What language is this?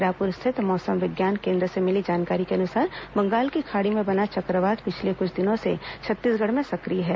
Hindi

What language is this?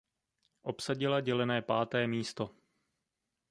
Czech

